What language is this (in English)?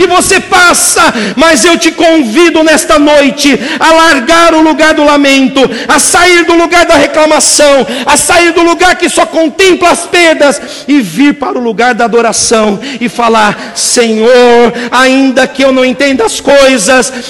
Portuguese